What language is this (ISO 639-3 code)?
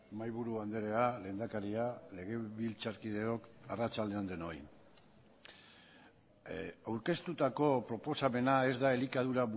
eus